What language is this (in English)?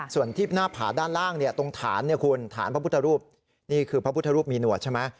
Thai